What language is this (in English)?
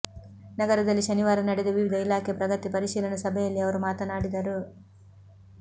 Kannada